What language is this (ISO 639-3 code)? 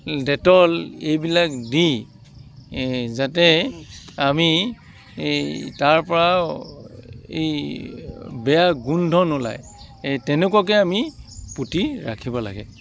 asm